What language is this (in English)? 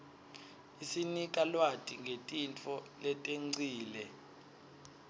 Swati